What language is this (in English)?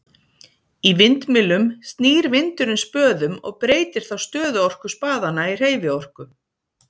Icelandic